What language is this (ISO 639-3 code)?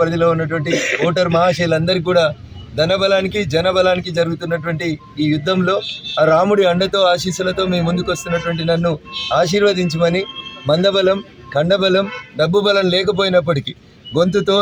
tel